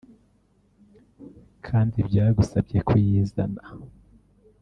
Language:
Kinyarwanda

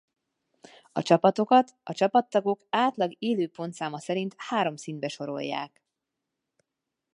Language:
Hungarian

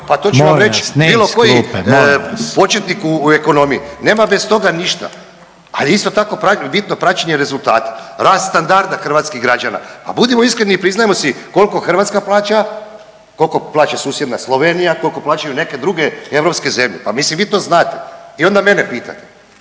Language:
Croatian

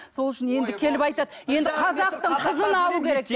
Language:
Kazakh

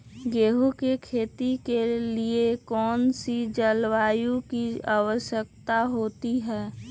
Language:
Magahi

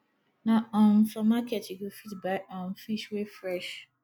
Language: Nigerian Pidgin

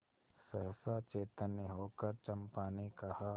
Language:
Hindi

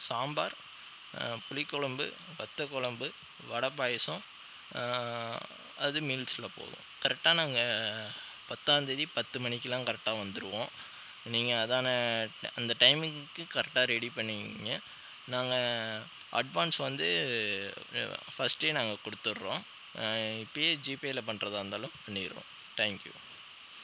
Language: Tamil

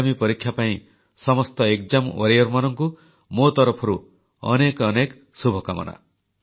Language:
Odia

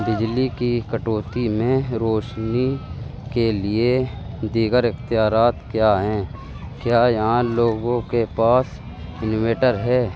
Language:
Urdu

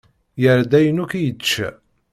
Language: Kabyle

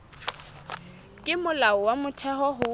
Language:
Southern Sotho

